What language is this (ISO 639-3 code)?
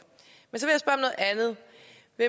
dan